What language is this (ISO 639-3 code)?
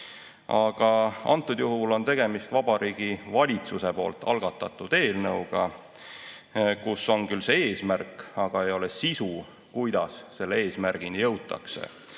est